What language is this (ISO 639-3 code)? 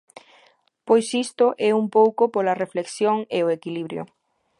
glg